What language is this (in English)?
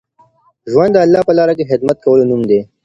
Pashto